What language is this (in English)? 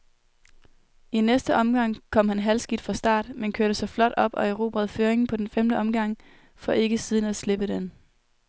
Danish